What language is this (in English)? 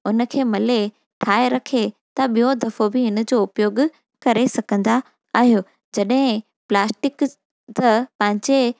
Sindhi